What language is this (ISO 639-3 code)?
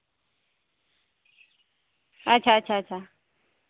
sat